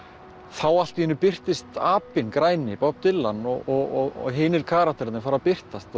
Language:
Icelandic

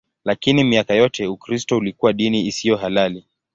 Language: Swahili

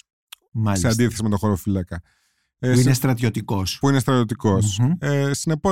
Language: Greek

